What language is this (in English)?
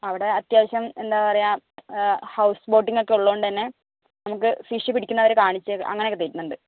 Malayalam